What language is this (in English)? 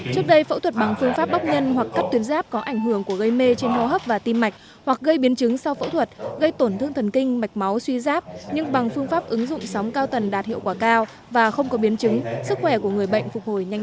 Vietnamese